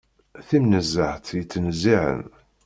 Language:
Kabyle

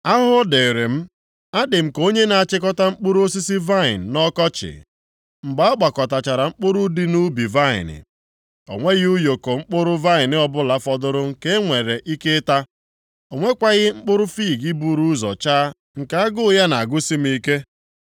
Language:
Igbo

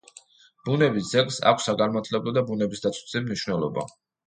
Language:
Georgian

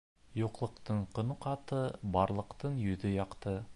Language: Bashkir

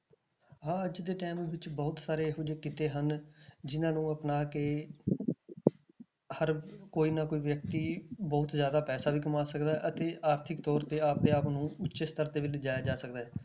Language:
Punjabi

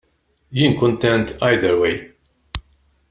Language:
Maltese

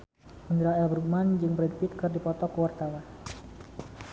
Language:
Sundanese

